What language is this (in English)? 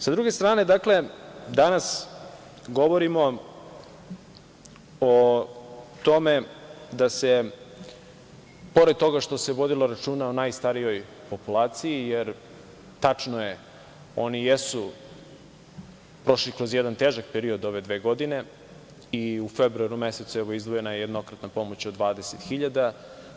Serbian